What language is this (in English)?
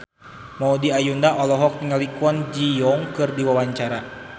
Sundanese